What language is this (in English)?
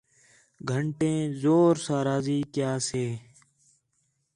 Khetrani